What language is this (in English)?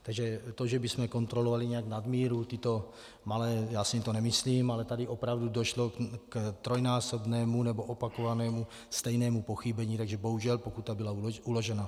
Czech